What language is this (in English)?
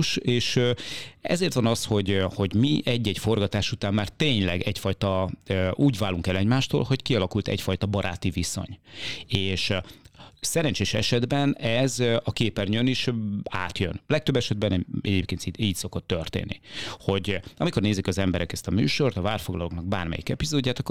Hungarian